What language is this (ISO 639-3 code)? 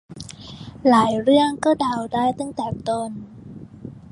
tha